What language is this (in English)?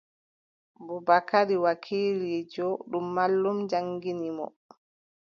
Adamawa Fulfulde